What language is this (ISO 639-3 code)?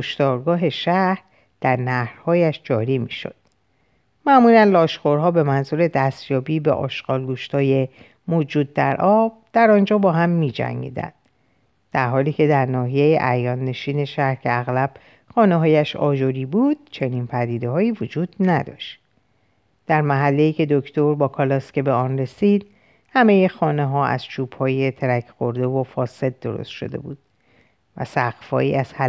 fas